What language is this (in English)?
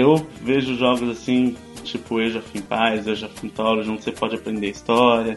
Portuguese